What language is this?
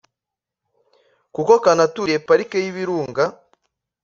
Kinyarwanda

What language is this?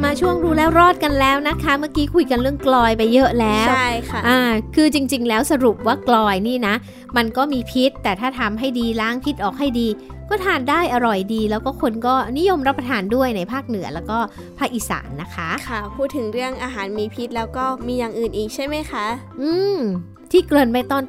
Thai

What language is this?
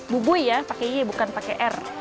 Indonesian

